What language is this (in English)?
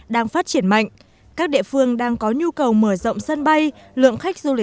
Vietnamese